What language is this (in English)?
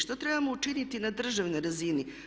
Croatian